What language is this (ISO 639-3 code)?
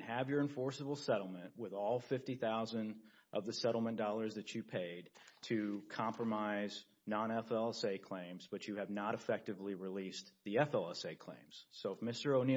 eng